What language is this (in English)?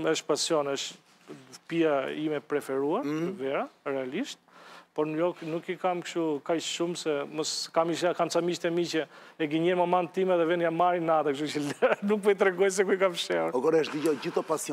Romanian